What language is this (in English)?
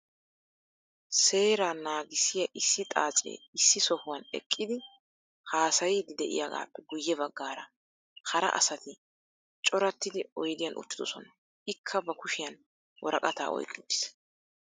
Wolaytta